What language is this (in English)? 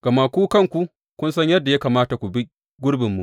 Hausa